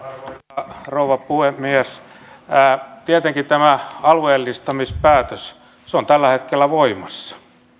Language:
Finnish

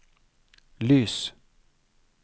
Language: Norwegian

